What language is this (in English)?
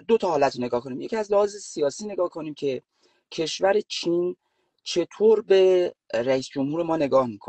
Persian